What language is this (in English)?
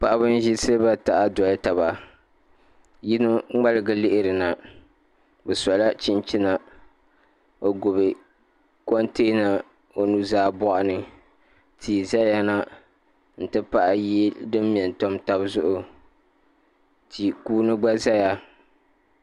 Dagbani